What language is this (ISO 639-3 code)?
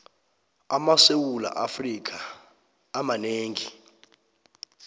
nbl